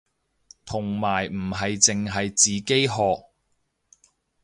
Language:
Cantonese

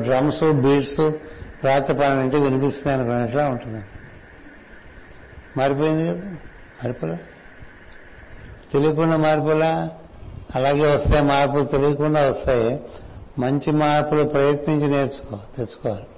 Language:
Telugu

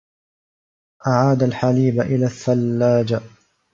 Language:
Arabic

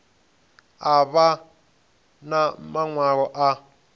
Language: Venda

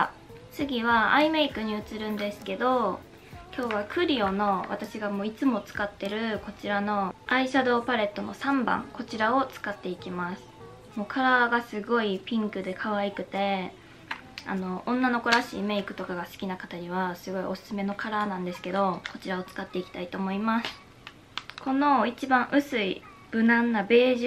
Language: Japanese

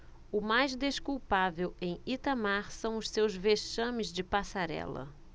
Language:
Portuguese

